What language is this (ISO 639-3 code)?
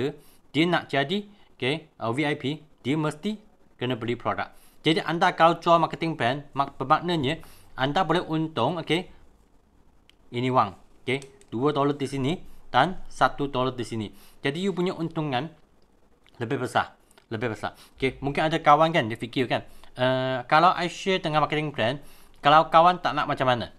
msa